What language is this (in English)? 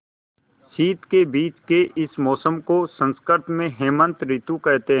Hindi